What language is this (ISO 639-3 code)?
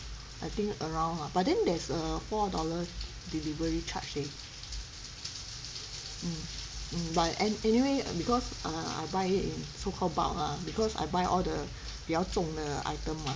eng